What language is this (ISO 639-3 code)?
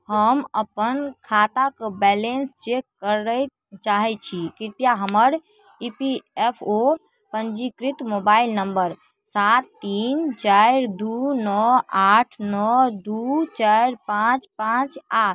mai